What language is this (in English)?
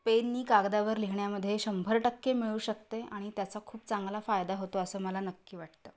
Marathi